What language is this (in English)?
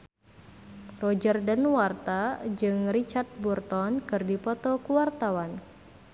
Sundanese